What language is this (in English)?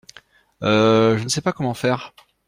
French